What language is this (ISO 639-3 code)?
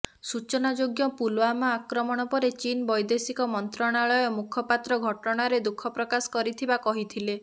ori